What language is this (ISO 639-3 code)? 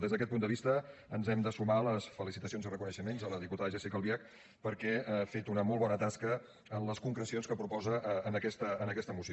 cat